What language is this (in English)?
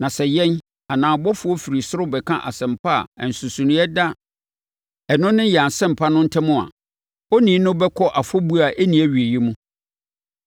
Akan